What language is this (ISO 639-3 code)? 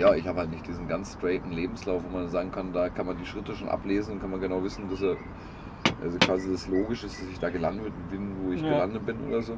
deu